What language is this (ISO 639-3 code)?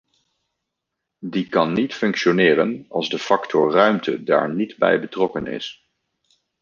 nld